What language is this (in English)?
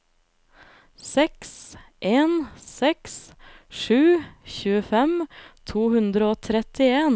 Norwegian